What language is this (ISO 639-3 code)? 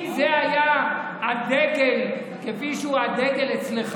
heb